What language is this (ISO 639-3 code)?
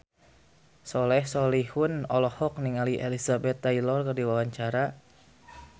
sun